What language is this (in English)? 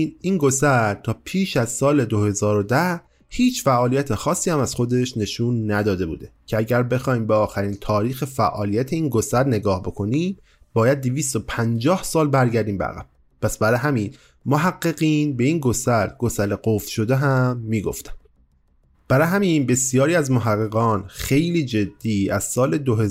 Persian